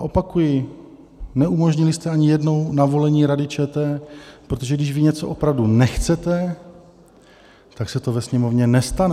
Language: Czech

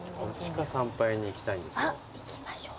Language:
Japanese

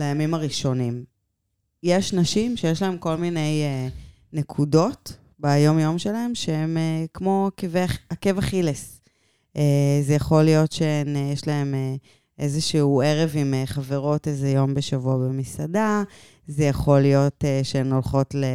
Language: Hebrew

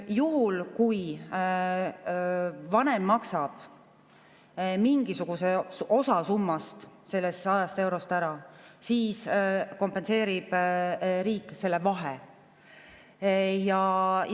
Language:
Estonian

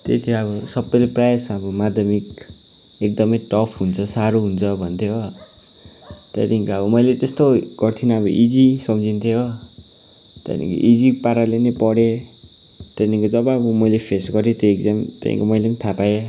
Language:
Nepali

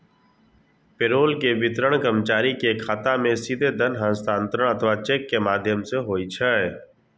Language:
Maithili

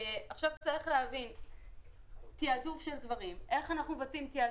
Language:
Hebrew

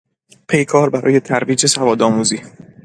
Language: Persian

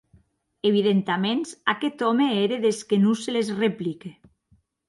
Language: Occitan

